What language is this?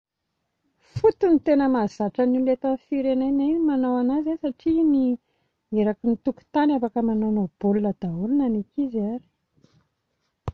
Malagasy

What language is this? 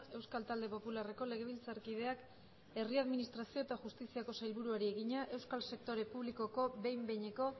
Basque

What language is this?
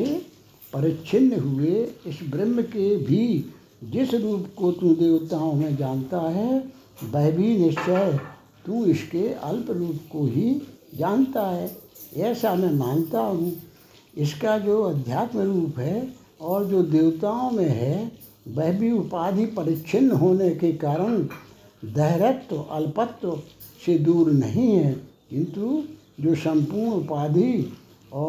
Hindi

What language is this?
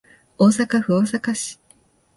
Japanese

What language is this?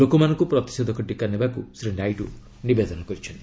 Odia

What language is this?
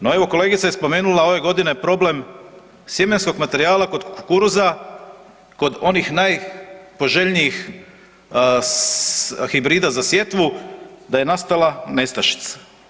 Croatian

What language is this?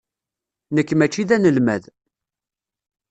Kabyle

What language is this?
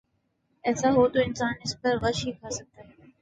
Urdu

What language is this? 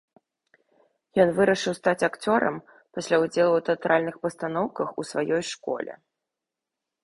Belarusian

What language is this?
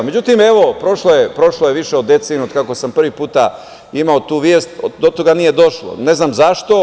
Serbian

